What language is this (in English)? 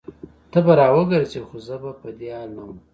Pashto